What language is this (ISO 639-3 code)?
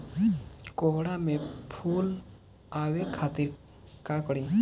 bho